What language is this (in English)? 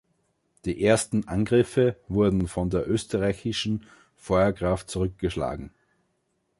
German